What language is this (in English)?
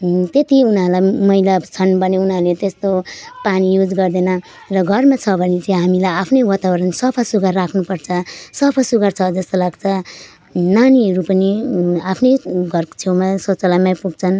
Nepali